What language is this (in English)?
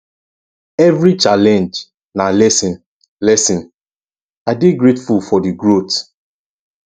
Nigerian Pidgin